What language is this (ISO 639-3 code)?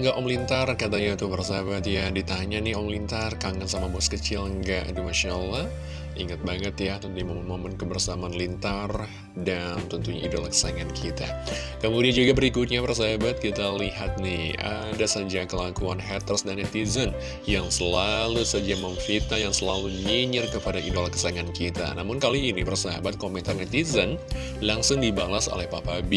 ind